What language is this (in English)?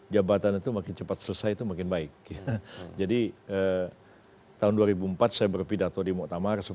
Indonesian